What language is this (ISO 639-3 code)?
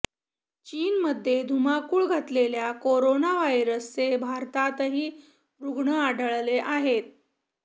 mar